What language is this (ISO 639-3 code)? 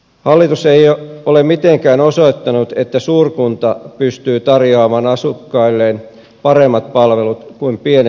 fin